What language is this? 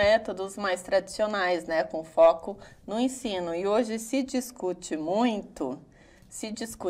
Portuguese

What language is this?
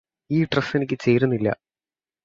Malayalam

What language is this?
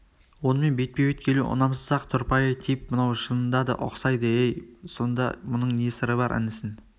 Kazakh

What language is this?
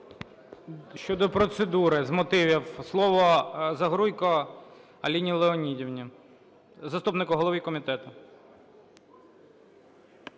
Ukrainian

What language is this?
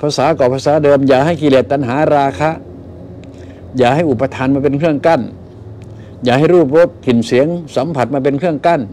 Thai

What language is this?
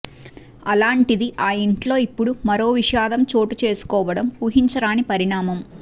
Telugu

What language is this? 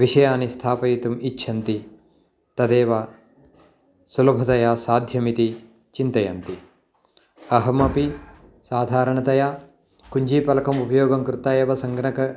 Sanskrit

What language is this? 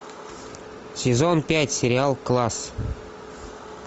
Russian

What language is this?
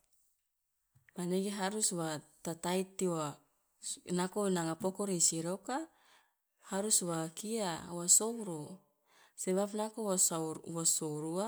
Loloda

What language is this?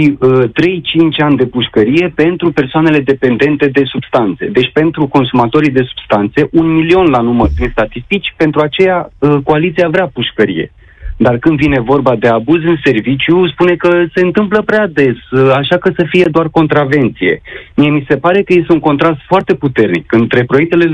Romanian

